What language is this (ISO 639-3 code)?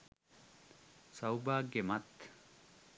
sin